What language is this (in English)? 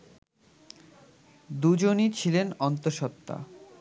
Bangla